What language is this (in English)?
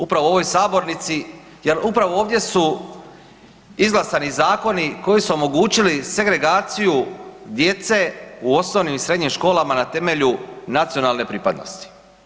Croatian